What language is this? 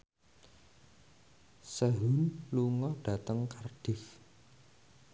Javanese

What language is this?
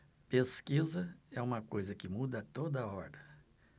Portuguese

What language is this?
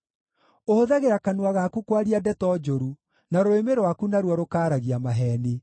Kikuyu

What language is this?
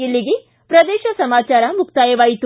Kannada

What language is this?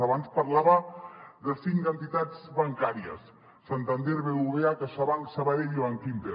Catalan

